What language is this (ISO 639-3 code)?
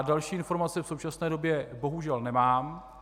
ces